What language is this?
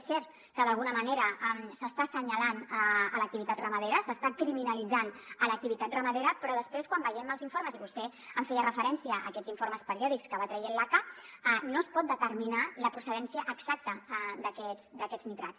Catalan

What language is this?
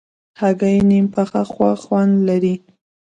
Pashto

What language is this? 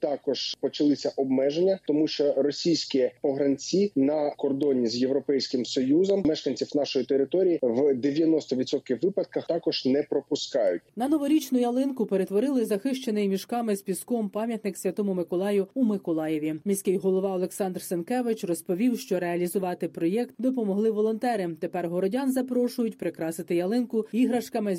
Ukrainian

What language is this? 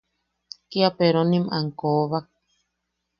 Yaqui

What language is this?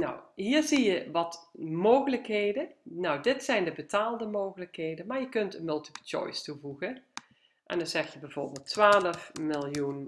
Dutch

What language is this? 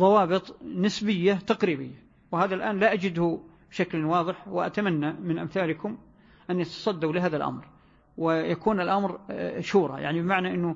Arabic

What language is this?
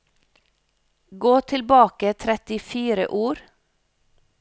Norwegian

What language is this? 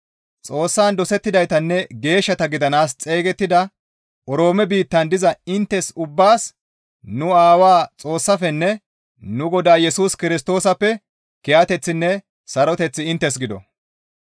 Gamo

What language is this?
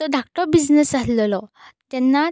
Konkani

